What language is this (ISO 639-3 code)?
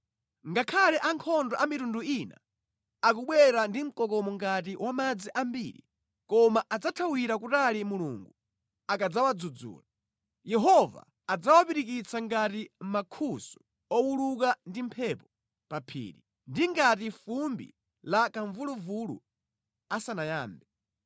nya